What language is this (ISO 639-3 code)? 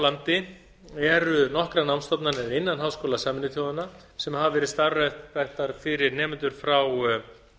isl